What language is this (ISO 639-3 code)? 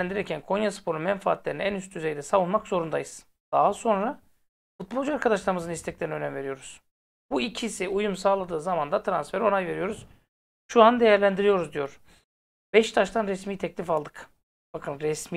tur